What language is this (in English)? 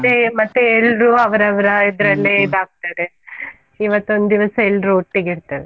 Kannada